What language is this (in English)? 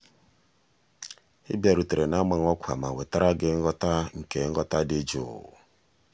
Igbo